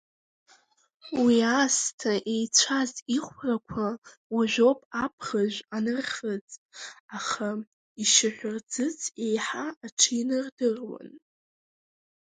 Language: Abkhazian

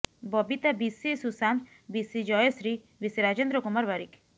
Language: Odia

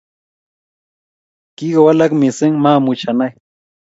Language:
Kalenjin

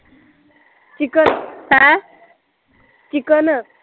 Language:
Punjabi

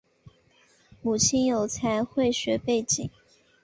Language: Chinese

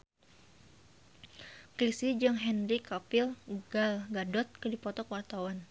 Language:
Sundanese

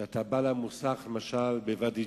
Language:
Hebrew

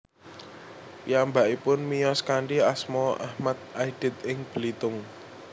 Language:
Javanese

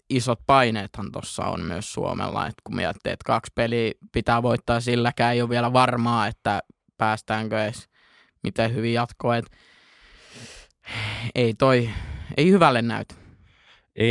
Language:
Finnish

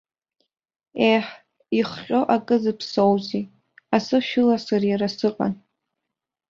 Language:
Abkhazian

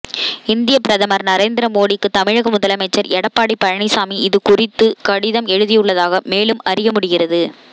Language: Tamil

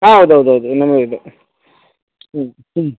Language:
Kannada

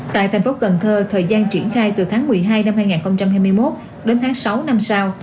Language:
Vietnamese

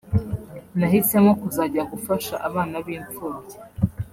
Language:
Kinyarwanda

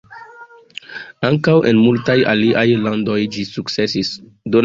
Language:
Esperanto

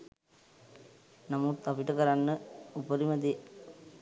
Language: Sinhala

